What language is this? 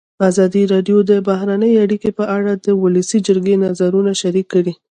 Pashto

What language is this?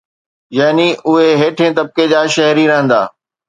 Sindhi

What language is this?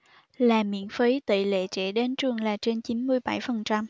Vietnamese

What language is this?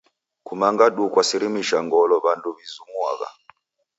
Taita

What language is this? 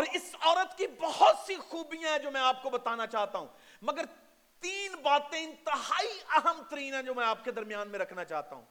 Urdu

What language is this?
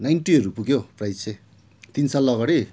Nepali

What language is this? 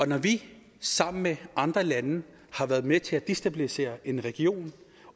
Danish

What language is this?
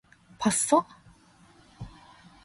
Korean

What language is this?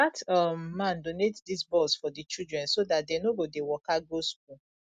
Nigerian Pidgin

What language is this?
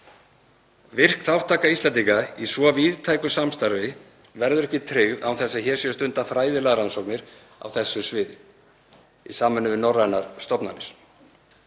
Icelandic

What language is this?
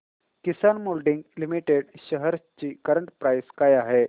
Marathi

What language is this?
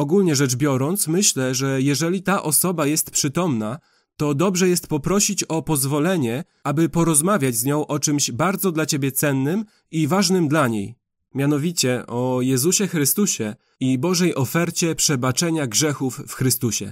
Polish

